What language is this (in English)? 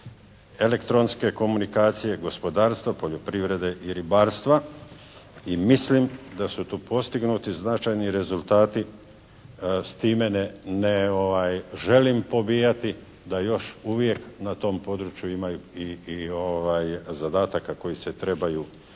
Croatian